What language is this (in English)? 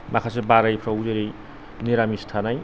Bodo